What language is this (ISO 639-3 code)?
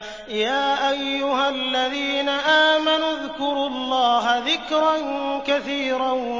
ara